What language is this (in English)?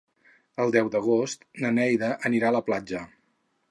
Catalan